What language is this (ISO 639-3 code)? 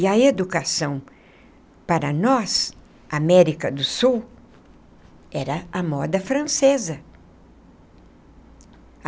por